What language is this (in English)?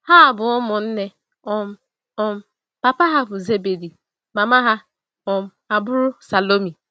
Igbo